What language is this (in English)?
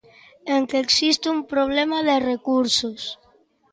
Galician